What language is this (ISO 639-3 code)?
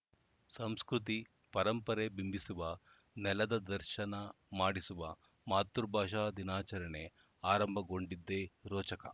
kan